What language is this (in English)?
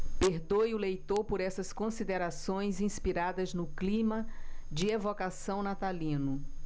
Portuguese